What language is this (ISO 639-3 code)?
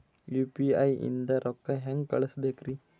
kan